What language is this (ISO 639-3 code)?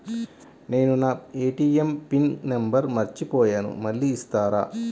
tel